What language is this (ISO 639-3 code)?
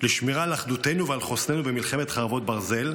heb